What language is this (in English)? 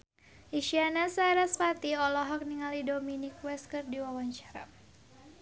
Sundanese